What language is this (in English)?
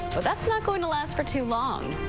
English